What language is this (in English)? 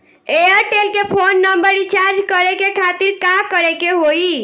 Bhojpuri